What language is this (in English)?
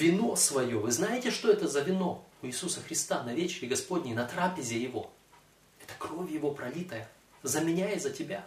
Russian